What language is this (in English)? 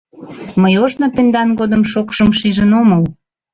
Mari